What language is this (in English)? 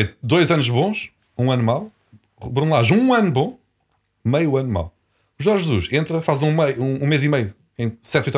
Portuguese